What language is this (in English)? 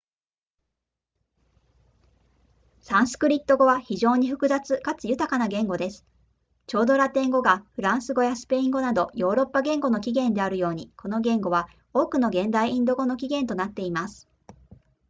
Japanese